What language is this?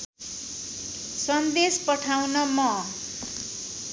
Nepali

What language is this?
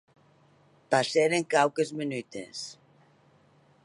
Occitan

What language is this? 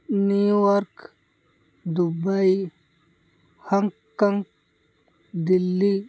Odia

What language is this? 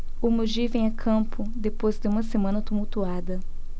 Portuguese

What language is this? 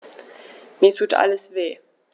German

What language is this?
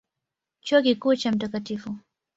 Swahili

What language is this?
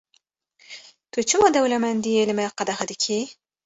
Kurdish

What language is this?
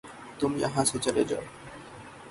Urdu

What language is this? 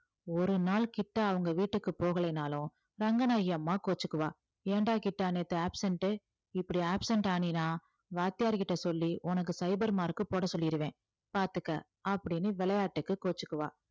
Tamil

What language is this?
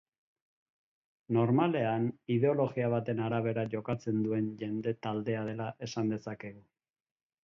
Basque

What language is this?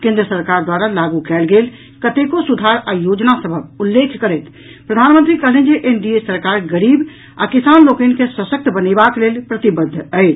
Maithili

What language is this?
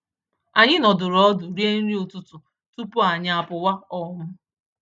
Igbo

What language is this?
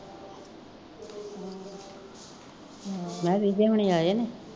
Punjabi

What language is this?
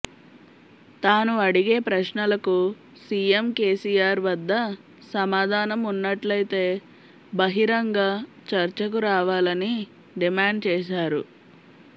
Telugu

